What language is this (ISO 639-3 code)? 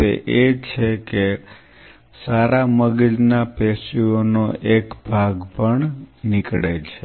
guj